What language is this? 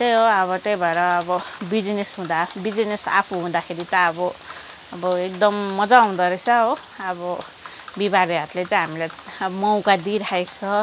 Nepali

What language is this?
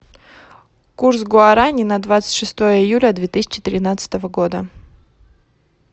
Russian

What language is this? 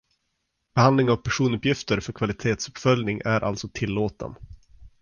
Swedish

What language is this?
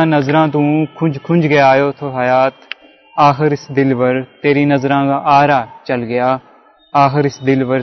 Urdu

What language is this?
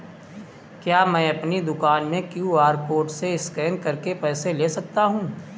Hindi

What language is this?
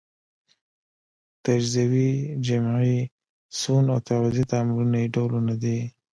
Pashto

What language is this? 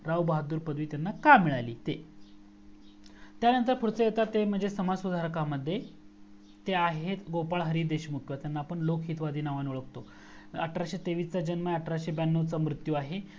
Marathi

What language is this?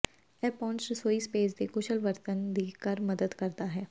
Punjabi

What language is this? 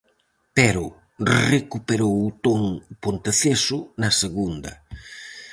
Galician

